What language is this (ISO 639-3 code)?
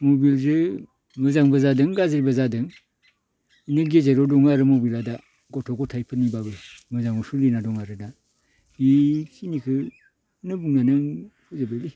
brx